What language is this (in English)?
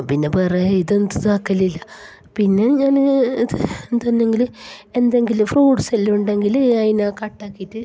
Malayalam